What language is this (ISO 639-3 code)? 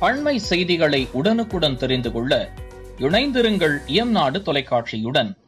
tam